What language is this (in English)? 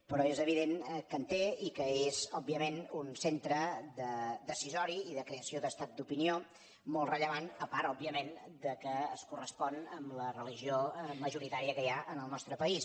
Catalan